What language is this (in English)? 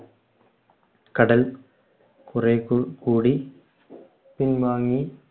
Malayalam